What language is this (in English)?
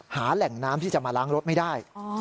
Thai